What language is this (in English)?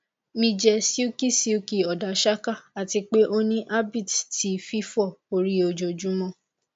Yoruba